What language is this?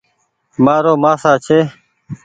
Goaria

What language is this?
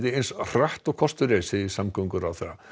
Icelandic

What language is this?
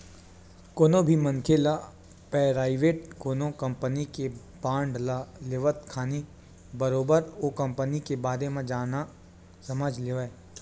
Chhattisgarhi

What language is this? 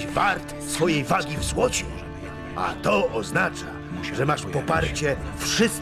Polish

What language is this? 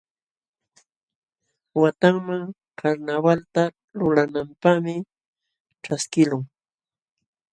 Jauja Wanca Quechua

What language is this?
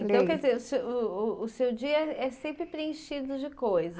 Portuguese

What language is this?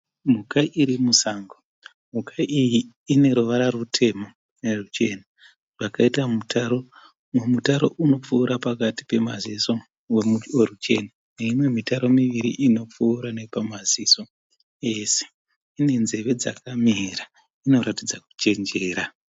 Shona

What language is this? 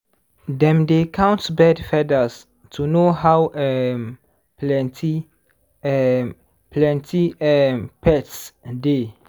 Nigerian Pidgin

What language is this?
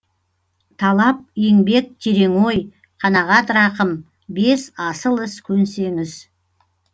Kazakh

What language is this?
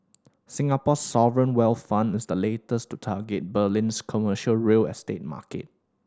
English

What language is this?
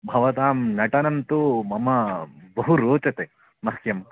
Sanskrit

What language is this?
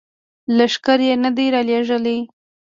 Pashto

